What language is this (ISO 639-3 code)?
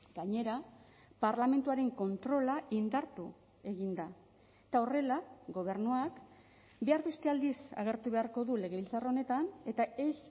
eus